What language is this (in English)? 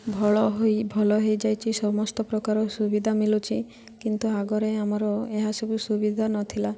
Odia